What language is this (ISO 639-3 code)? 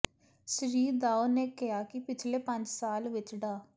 pan